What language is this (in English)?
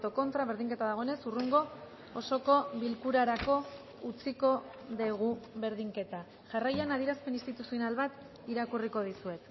Basque